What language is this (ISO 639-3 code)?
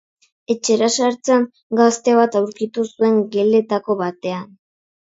eus